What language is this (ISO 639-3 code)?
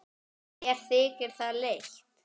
isl